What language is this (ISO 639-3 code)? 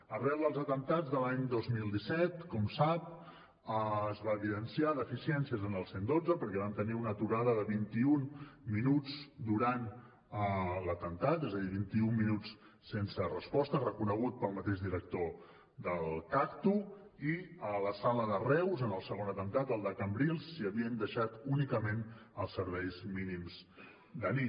cat